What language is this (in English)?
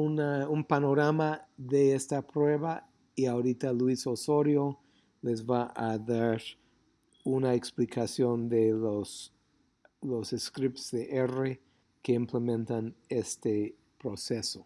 Spanish